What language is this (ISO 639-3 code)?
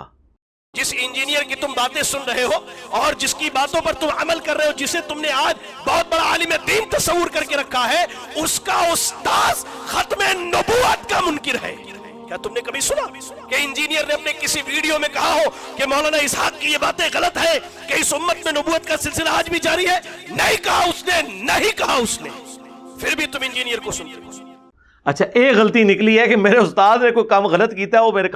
urd